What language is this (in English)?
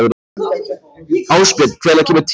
Icelandic